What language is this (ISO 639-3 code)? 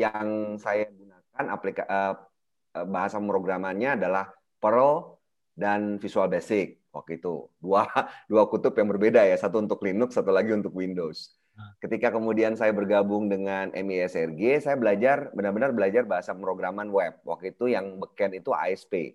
ind